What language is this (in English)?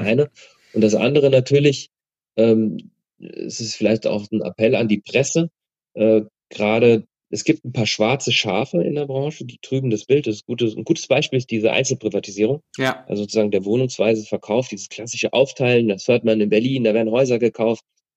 German